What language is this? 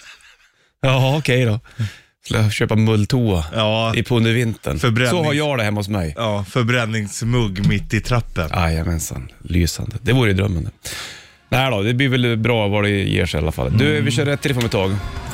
Swedish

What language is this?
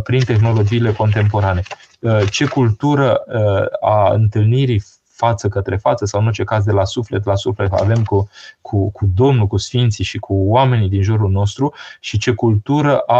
Romanian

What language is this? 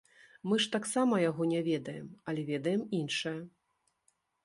Belarusian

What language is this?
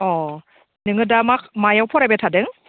Bodo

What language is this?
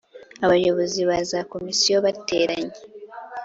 Kinyarwanda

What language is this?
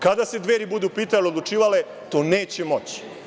Serbian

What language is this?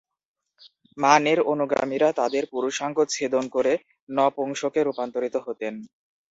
Bangla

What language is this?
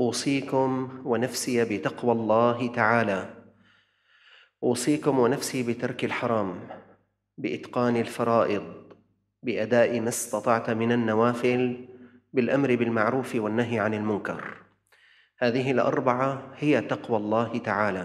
Arabic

